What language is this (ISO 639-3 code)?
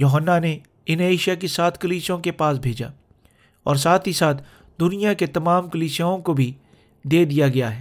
urd